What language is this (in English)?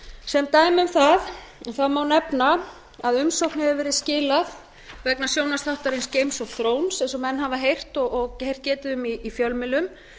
Icelandic